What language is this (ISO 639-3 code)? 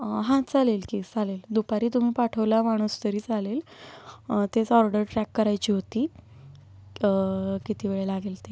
mar